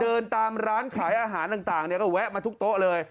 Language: Thai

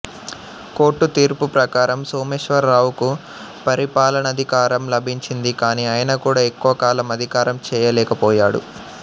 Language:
Telugu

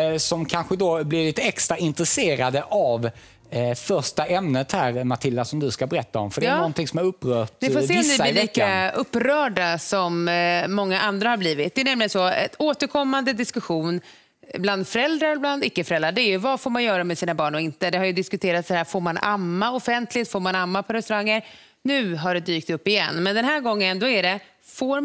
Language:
Swedish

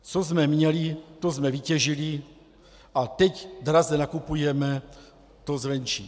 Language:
Czech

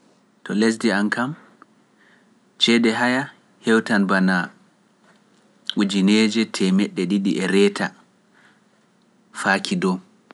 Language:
Pular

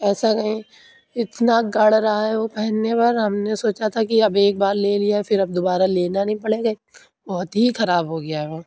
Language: Urdu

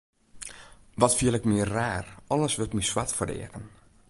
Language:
Western Frisian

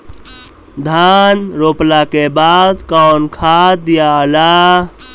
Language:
Bhojpuri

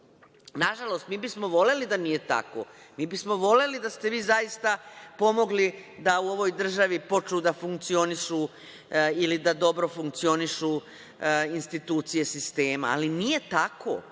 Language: Serbian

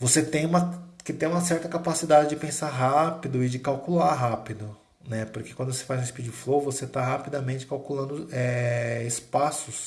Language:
Portuguese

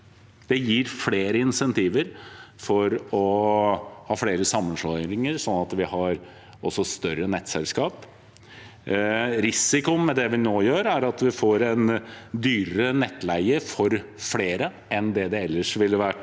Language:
Norwegian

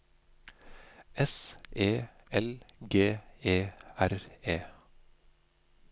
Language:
Norwegian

